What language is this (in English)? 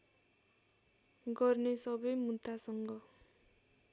Nepali